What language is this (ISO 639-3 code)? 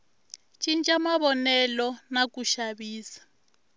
tso